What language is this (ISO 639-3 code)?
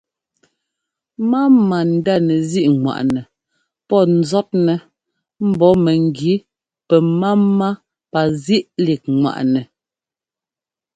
jgo